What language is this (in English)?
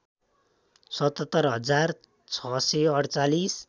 Nepali